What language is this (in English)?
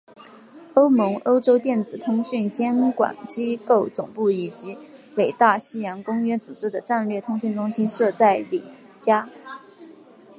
Chinese